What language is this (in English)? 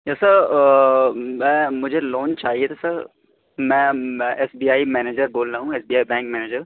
Urdu